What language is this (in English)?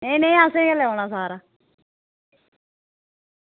Dogri